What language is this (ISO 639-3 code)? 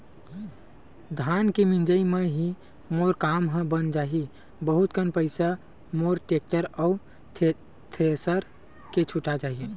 hne